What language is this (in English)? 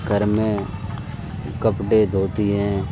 Urdu